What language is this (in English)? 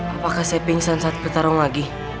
Indonesian